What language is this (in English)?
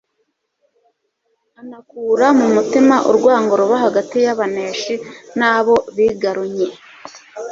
Kinyarwanda